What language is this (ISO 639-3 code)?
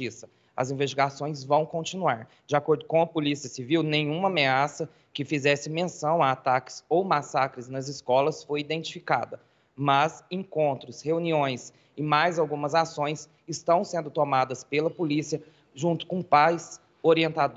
por